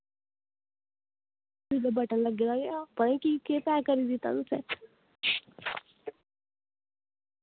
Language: Dogri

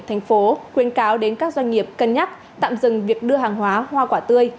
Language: Vietnamese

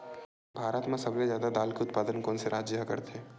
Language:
Chhattisgarhi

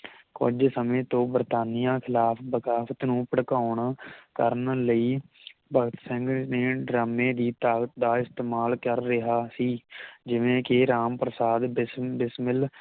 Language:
Punjabi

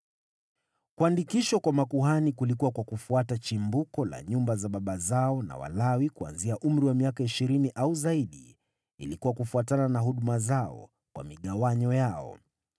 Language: Swahili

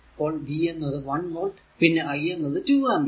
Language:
Malayalam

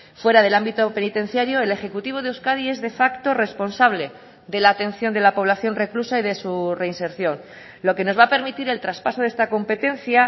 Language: Spanish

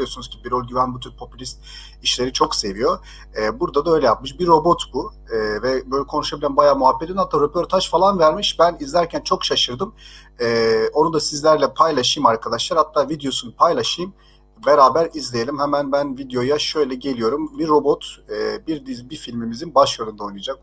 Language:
Turkish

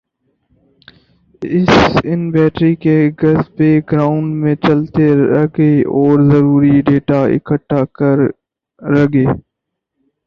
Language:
Urdu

